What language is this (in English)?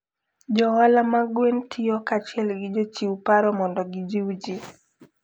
Luo (Kenya and Tanzania)